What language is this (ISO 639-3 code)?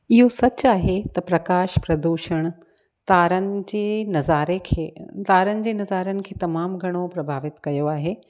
snd